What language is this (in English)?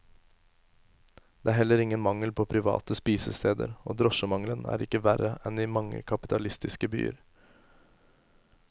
Norwegian